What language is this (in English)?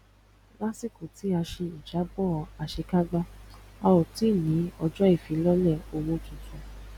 Yoruba